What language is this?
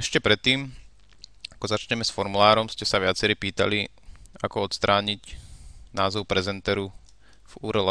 Slovak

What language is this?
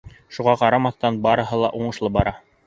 Bashkir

